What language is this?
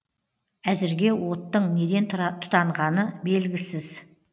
Kazakh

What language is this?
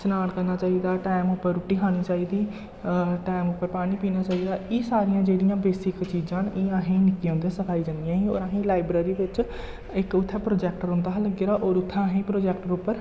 Dogri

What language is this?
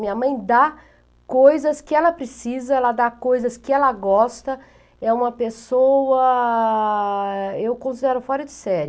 Portuguese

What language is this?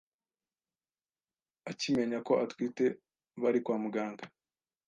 Kinyarwanda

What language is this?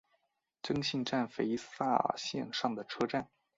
Chinese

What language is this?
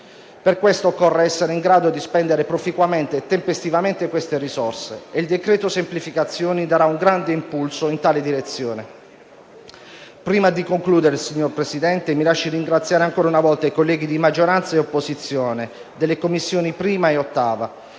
Italian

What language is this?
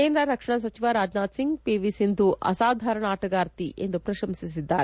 Kannada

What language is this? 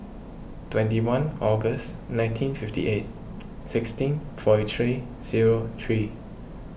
English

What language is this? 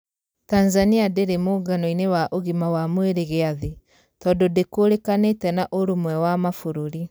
Kikuyu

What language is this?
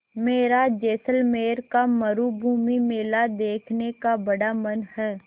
Hindi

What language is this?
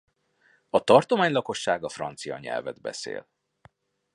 Hungarian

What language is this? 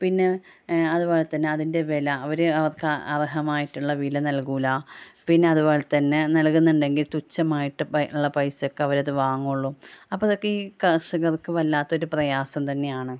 Malayalam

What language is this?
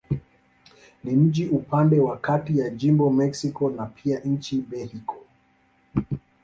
Swahili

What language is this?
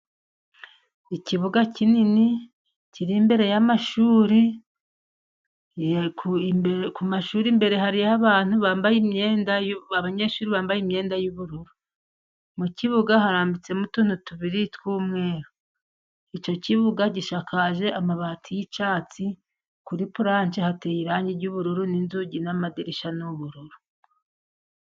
Kinyarwanda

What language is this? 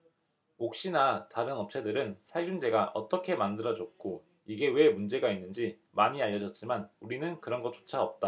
Korean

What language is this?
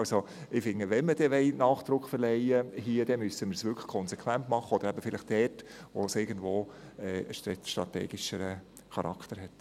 Swiss German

